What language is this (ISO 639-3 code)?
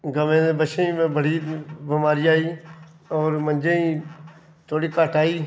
doi